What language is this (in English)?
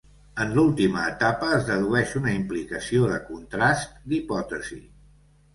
Catalan